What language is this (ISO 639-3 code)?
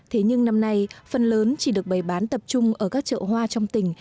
vie